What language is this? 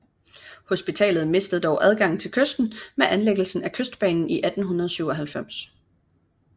Danish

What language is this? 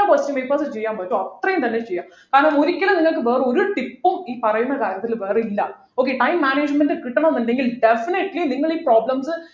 Malayalam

